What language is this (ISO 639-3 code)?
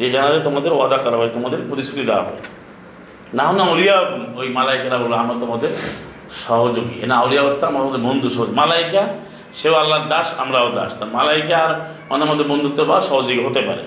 ben